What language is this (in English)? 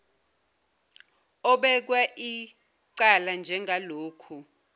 Zulu